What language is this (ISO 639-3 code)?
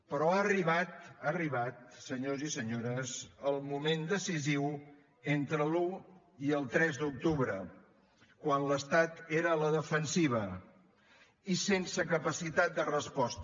cat